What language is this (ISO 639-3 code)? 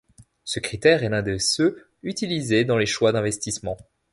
fra